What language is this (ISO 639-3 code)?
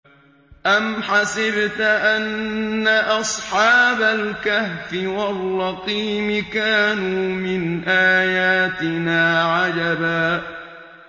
ara